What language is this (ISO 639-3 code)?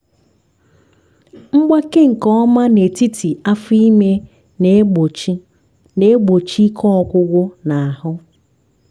ibo